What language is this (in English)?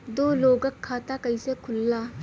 Bhojpuri